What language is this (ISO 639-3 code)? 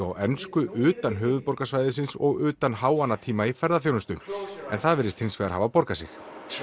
isl